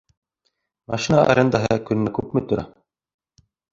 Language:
Bashkir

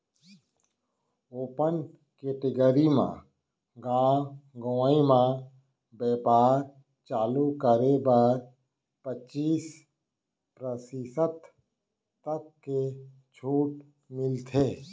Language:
Chhattisgarhi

